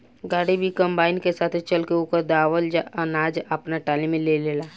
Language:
Bhojpuri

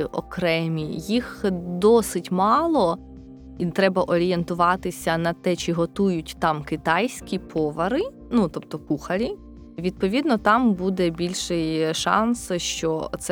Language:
Ukrainian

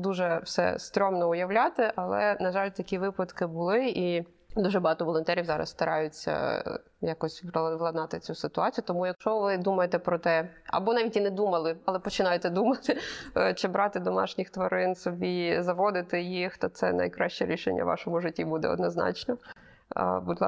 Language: Ukrainian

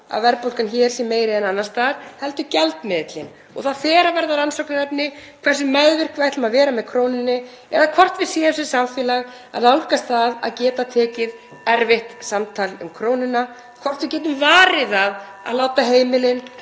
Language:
Icelandic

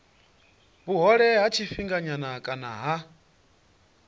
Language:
Venda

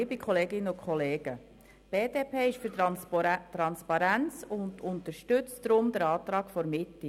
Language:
Swiss German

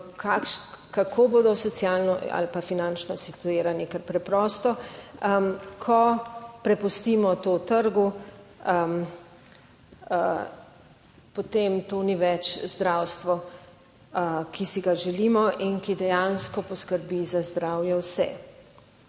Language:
Slovenian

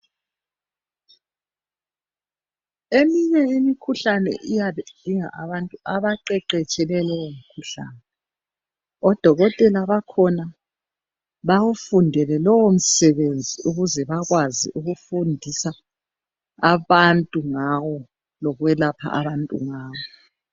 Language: North Ndebele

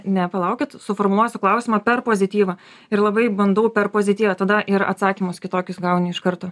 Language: Lithuanian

